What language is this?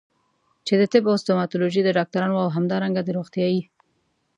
Pashto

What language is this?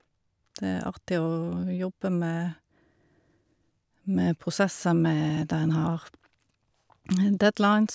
Norwegian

